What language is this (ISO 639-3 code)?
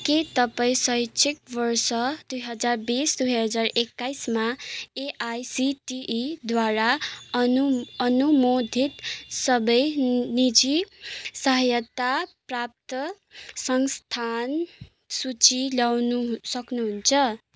nep